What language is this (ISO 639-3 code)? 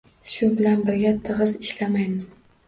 uzb